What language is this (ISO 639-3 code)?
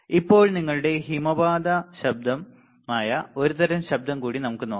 mal